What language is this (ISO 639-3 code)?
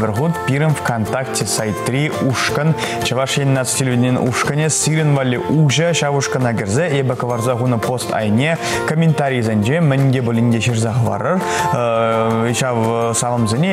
rus